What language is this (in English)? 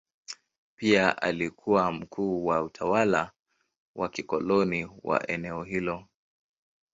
Swahili